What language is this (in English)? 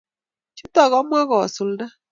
Kalenjin